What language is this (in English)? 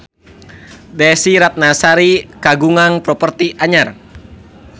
Sundanese